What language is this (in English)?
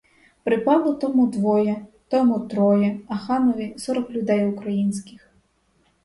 Ukrainian